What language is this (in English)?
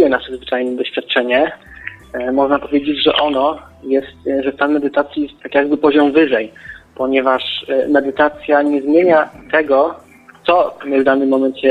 Polish